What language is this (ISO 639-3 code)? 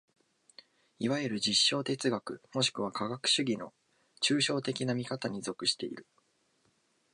jpn